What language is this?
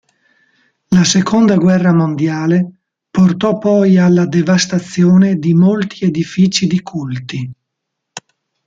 Italian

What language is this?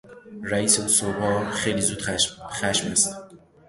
Persian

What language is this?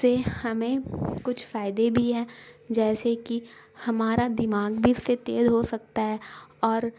Urdu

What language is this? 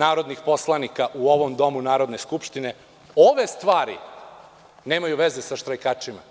Serbian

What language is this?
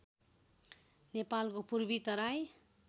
Nepali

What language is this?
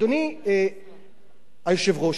Hebrew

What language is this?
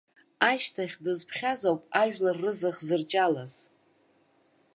Abkhazian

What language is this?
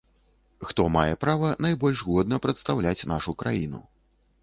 Belarusian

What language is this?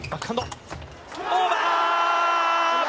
Japanese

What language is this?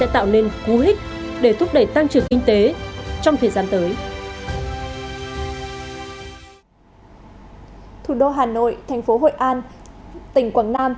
Vietnamese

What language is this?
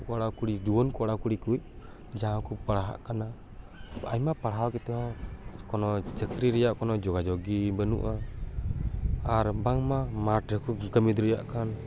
Santali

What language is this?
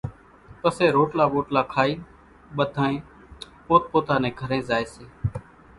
Kachi Koli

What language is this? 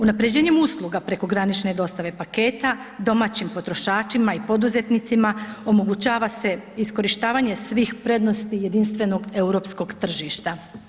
Croatian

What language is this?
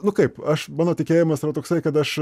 Lithuanian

